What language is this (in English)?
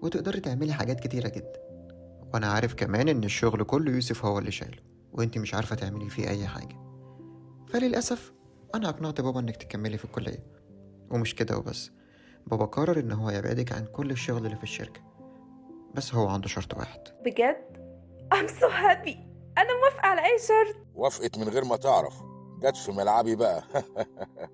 Arabic